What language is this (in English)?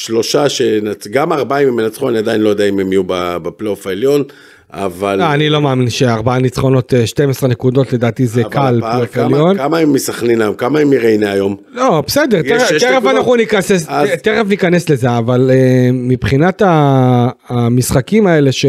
Hebrew